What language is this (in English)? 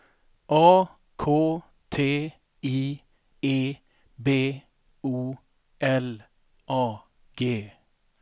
Swedish